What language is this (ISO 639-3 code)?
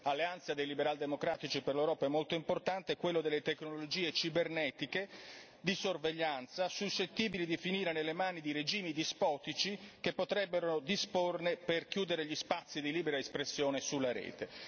ita